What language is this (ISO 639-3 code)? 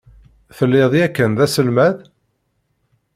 kab